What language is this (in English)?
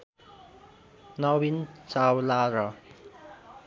Nepali